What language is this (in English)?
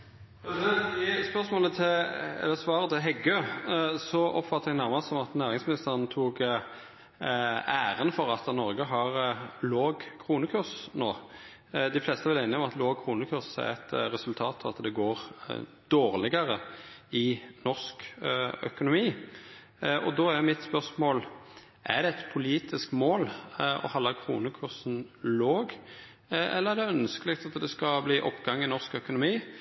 Norwegian